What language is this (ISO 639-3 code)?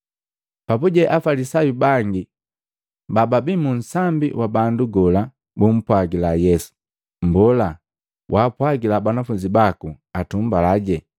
mgv